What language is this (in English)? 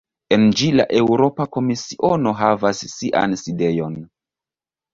Esperanto